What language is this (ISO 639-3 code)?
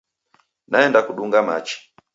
dav